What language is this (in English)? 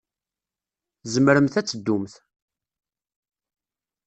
Kabyle